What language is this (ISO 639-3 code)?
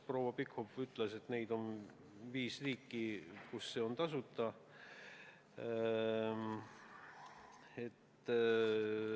est